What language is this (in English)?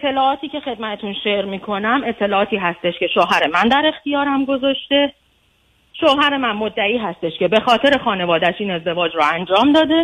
Persian